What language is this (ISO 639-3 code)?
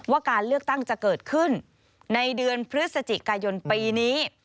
tha